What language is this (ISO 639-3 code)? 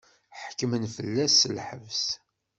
kab